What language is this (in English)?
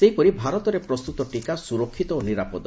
Odia